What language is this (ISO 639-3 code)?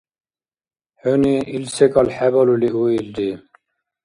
dar